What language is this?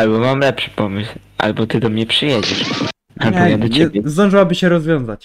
Polish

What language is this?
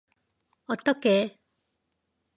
Korean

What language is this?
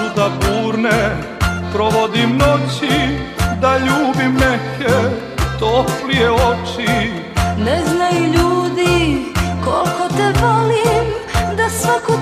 Romanian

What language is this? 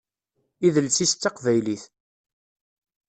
Kabyle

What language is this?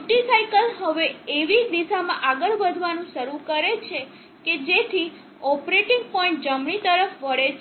Gujarati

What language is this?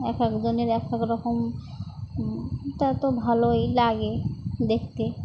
Bangla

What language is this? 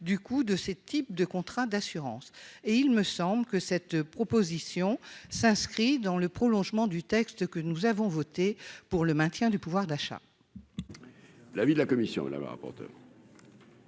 French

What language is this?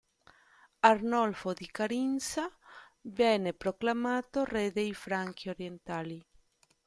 Italian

